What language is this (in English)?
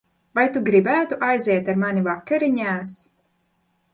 Latvian